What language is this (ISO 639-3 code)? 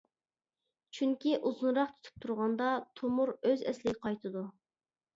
uig